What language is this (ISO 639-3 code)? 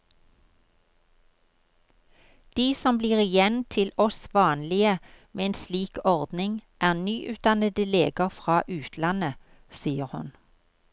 nor